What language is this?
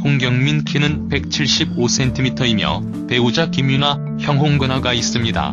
Korean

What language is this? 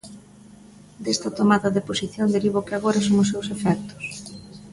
Galician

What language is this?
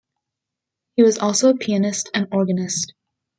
English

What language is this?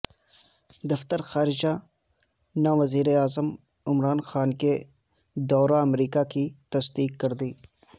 Urdu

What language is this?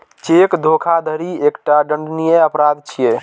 Maithili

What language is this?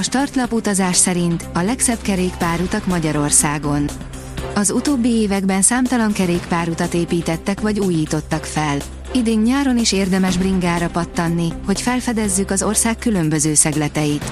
Hungarian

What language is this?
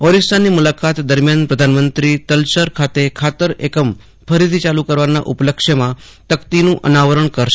Gujarati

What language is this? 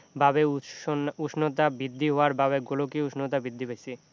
Assamese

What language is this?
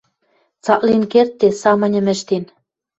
Western Mari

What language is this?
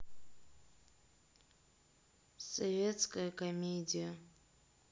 Russian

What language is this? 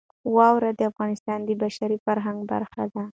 Pashto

